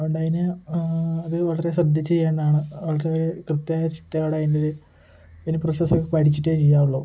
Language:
Malayalam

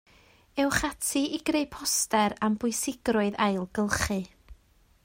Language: Welsh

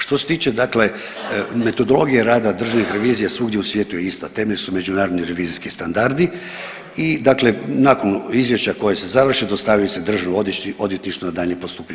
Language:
Croatian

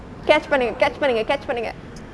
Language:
English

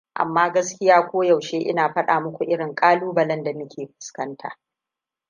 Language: Hausa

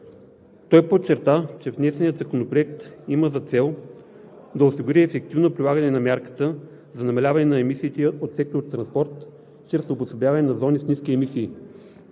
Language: Bulgarian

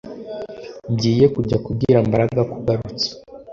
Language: Kinyarwanda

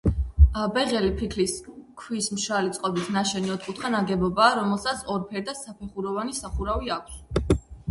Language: Georgian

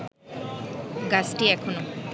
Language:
Bangla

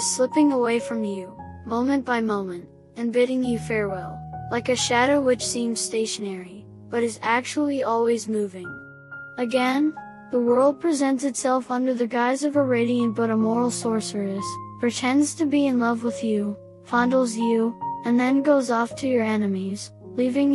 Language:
English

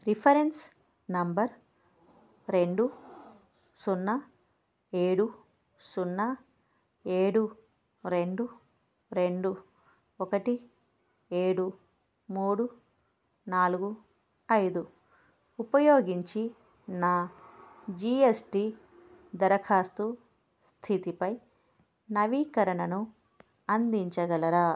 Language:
Telugu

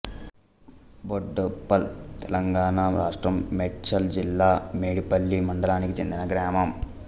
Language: Telugu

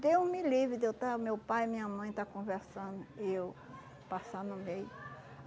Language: Portuguese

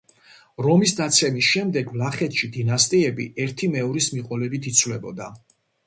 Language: Georgian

